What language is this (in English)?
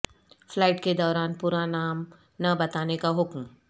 Urdu